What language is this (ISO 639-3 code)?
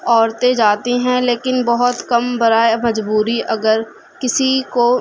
urd